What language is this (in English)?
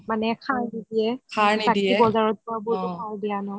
Assamese